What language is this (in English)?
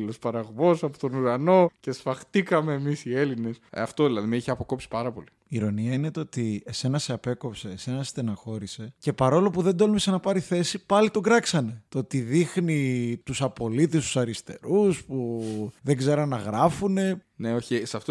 Greek